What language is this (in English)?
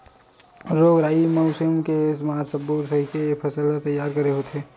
Chhattisgarhi